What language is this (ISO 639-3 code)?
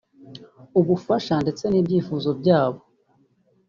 kin